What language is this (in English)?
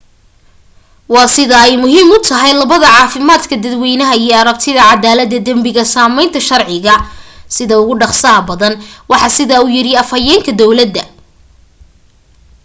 Somali